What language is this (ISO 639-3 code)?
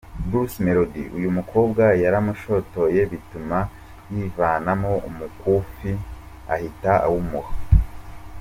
kin